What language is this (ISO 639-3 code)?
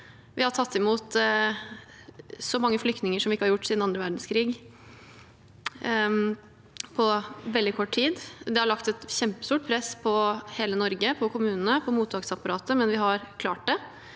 nor